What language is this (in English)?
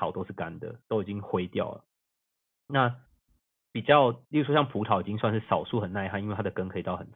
Chinese